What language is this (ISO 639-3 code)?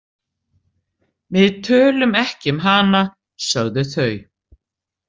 isl